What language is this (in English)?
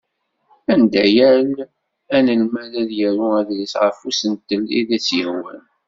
Kabyle